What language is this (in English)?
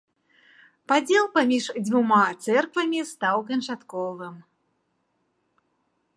Belarusian